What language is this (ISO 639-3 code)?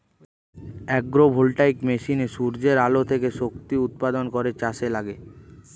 ben